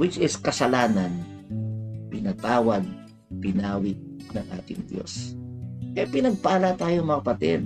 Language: Filipino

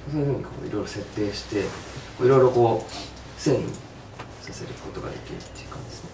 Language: Japanese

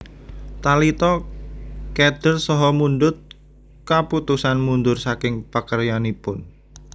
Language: Javanese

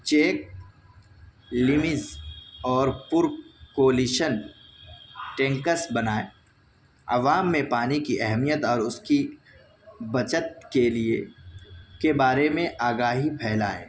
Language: Urdu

